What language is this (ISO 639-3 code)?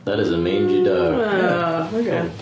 cym